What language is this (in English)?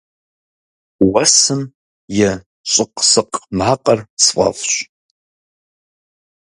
Kabardian